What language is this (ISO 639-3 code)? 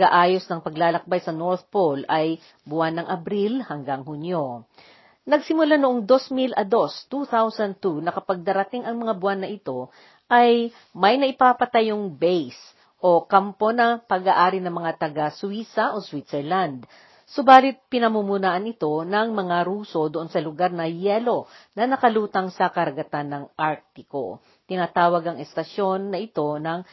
fil